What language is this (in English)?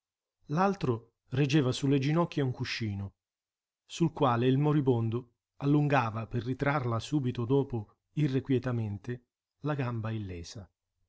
Italian